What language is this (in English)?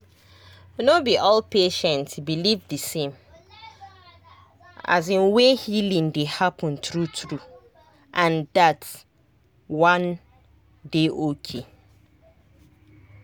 Nigerian Pidgin